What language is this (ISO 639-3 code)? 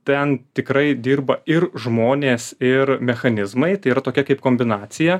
lit